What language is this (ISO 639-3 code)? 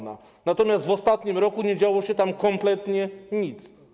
pol